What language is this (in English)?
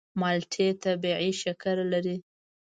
Pashto